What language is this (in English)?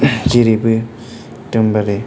Bodo